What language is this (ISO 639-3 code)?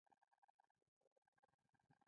pus